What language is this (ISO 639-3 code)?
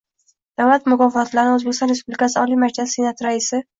uzb